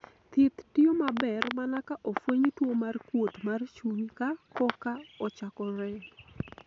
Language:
Luo (Kenya and Tanzania)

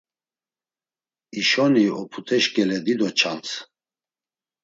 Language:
Laz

